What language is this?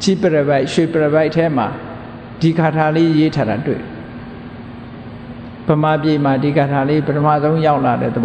Burmese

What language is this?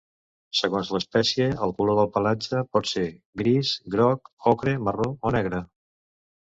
Catalan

